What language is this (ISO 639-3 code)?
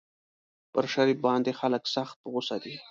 pus